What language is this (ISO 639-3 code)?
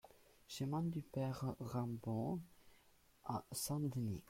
fra